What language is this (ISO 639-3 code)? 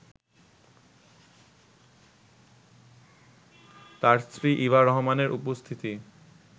ben